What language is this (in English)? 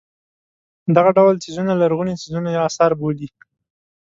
Pashto